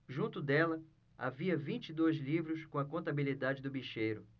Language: Portuguese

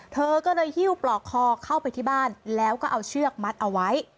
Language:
Thai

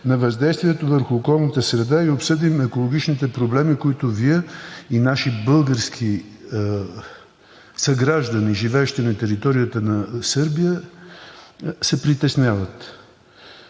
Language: Bulgarian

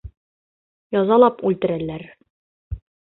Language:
Bashkir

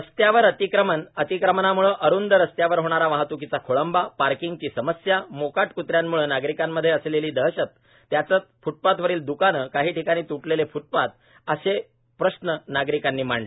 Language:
Marathi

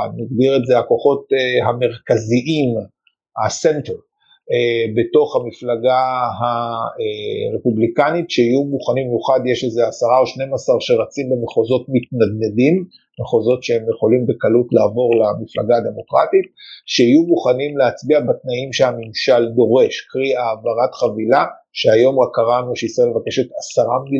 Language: Hebrew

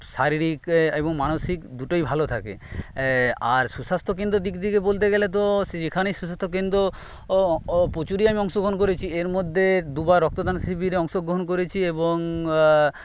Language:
Bangla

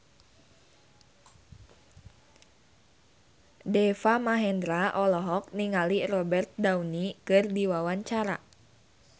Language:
Sundanese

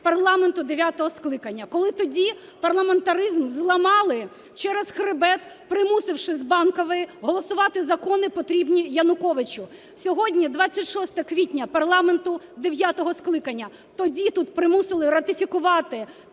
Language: Ukrainian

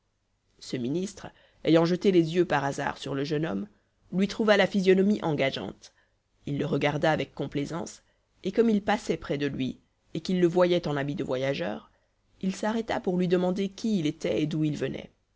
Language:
French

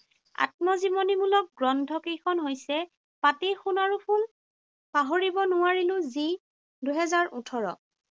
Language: Assamese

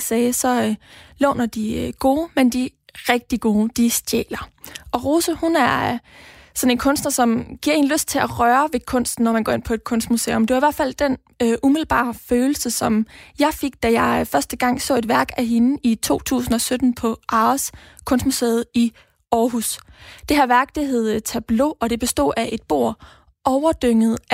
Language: Danish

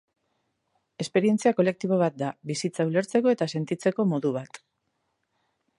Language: Basque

